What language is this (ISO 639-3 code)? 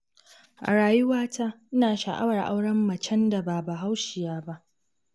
hau